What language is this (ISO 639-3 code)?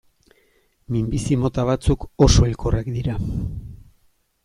eus